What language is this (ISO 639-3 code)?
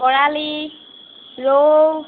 asm